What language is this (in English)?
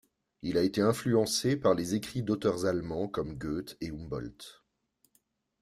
French